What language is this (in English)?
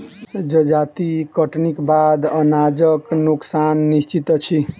Maithili